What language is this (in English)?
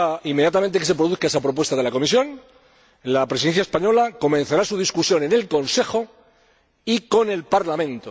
Spanish